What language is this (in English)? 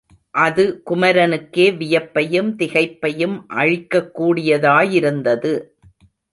Tamil